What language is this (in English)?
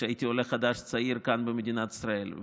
Hebrew